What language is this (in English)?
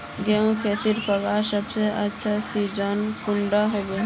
Magahi